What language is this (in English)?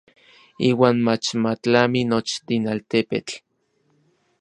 Orizaba Nahuatl